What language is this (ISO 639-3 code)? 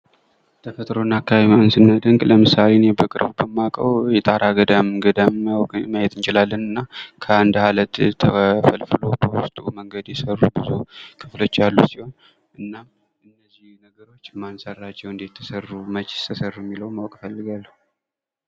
amh